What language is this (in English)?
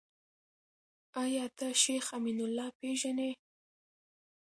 Pashto